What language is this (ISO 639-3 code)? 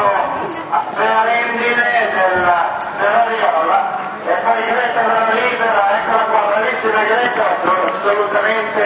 ita